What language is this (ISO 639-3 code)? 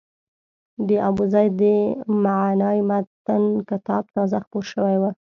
pus